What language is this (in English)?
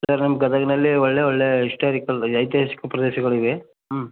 Kannada